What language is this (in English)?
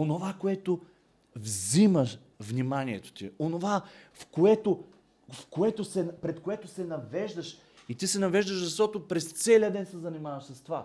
Bulgarian